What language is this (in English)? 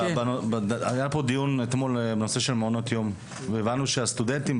Hebrew